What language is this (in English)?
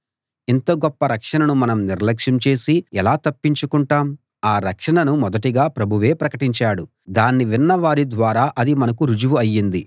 Telugu